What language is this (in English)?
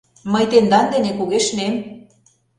Mari